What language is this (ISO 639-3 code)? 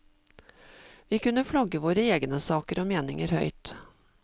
nor